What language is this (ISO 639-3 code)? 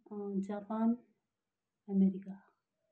nep